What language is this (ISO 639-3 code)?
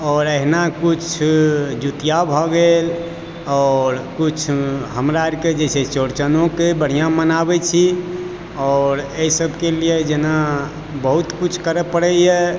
mai